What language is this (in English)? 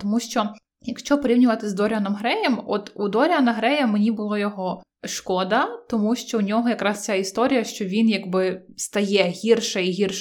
Ukrainian